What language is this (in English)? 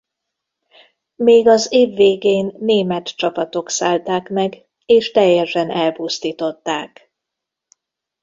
Hungarian